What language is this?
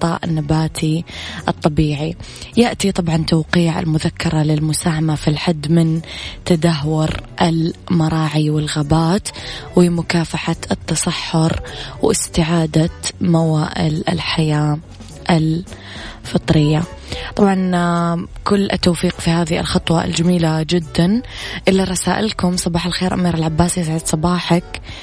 Arabic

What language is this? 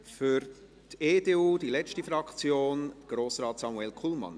Swiss German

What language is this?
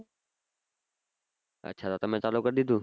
Gujarati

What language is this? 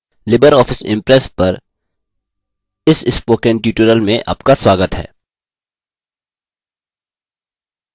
Hindi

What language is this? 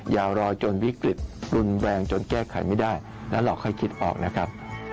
Thai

